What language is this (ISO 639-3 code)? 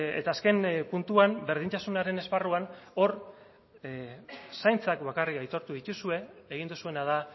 eus